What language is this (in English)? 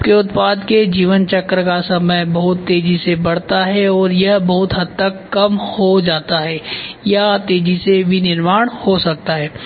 Hindi